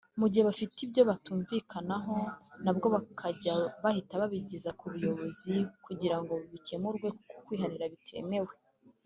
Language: Kinyarwanda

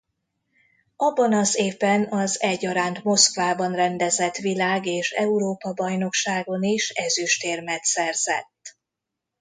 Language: Hungarian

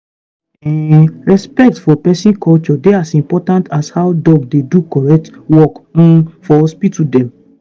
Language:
Nigerian Pidgin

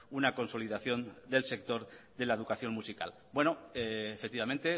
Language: Spanish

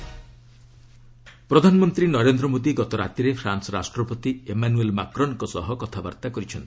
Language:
Odia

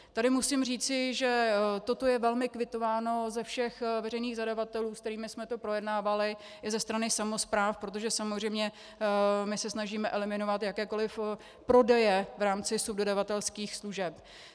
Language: Czech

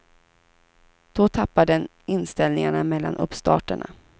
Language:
Swedish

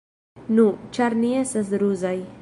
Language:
Esperanto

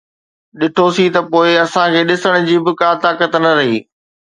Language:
Sindhi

